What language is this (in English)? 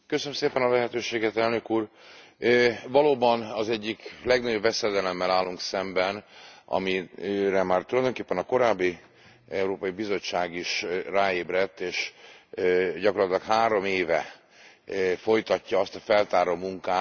Hungarian